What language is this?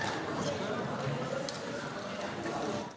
Slovenian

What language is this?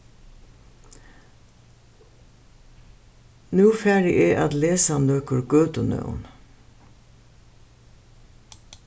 Faroese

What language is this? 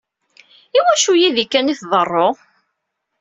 Kabyle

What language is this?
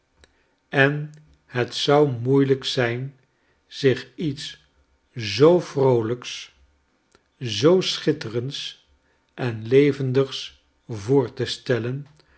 Dutch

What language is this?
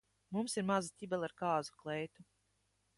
Latvian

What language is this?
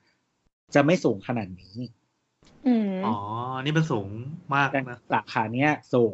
Thai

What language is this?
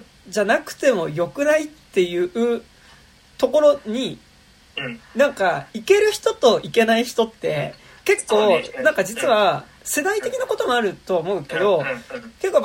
Japanese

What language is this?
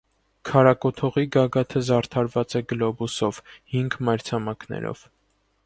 Armenian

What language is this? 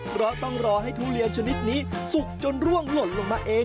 Thai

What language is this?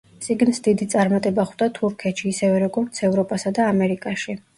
Georgian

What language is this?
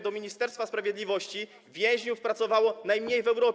Polish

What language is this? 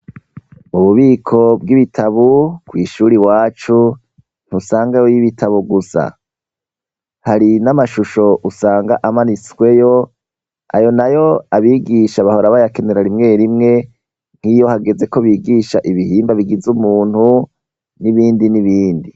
Rundi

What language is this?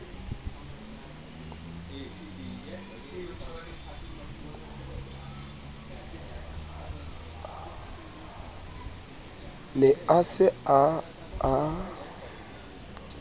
Southern Sotho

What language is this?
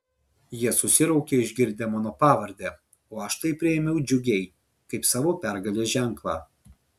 Lithuanian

